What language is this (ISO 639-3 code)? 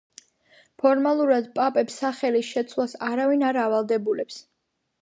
kat